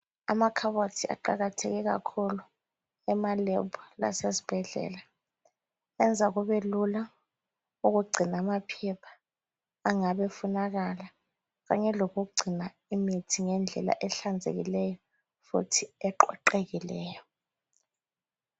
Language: North Ndebele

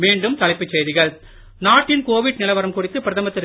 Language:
Tamil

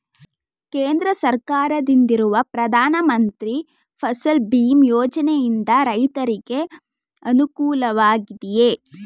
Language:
Kannada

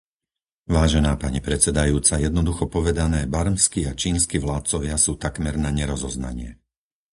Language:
Slovak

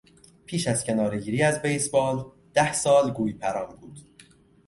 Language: Persian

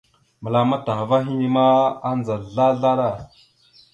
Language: Mada (Cameroon)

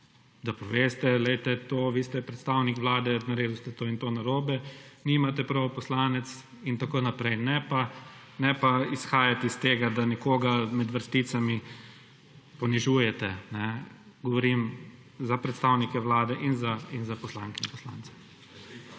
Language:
Slovenian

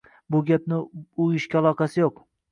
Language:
Uzbek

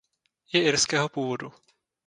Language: Czech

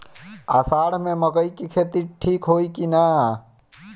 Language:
Bhojpuri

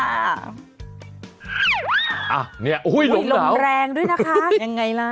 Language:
Thai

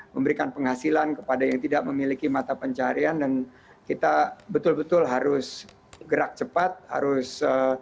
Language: Indonesian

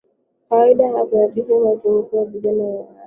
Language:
Swahili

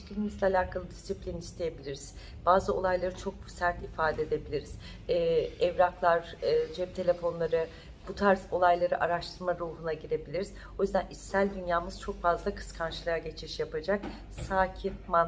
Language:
Turkish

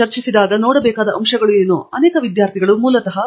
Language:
Kannada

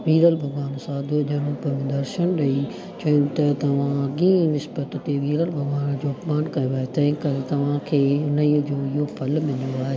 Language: Sindhi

